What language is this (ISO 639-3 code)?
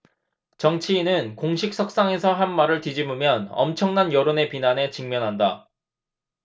kor